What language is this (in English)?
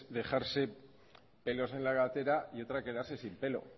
Spanish